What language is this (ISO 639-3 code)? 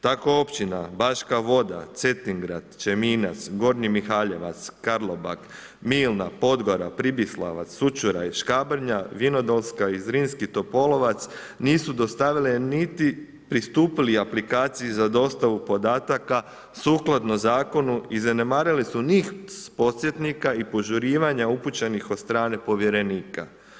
hrv